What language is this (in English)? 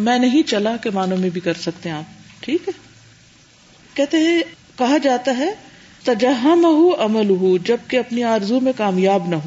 Urdu